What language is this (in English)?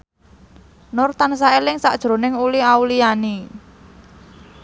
Javanese